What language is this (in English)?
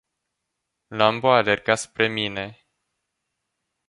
Romanian